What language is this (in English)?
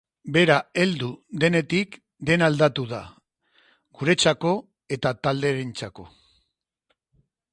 Basque